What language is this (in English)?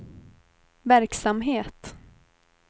Swedish